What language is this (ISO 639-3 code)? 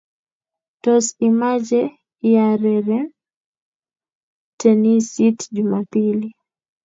kln